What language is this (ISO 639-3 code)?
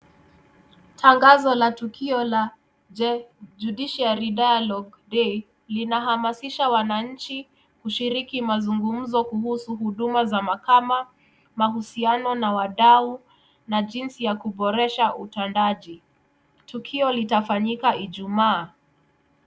swa